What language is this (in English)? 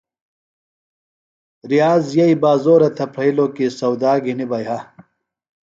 Phalura